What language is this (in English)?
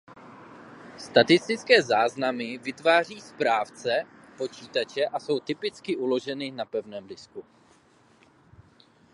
Czech